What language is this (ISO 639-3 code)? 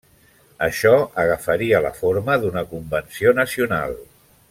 cat